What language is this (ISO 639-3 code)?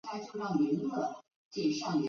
zho